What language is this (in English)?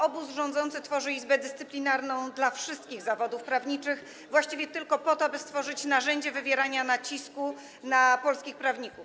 Polish